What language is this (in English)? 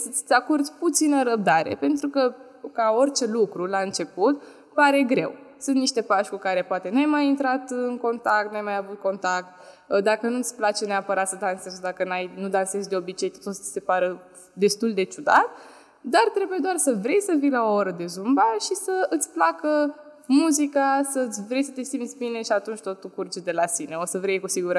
Romanian